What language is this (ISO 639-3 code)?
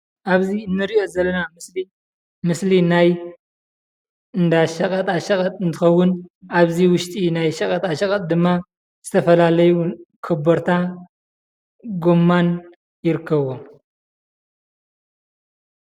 tir